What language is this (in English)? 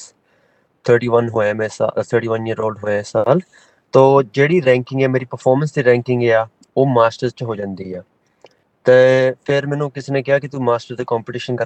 Punjabi